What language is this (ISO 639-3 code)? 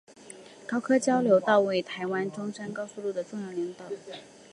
zho